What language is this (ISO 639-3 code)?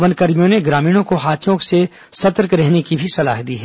hin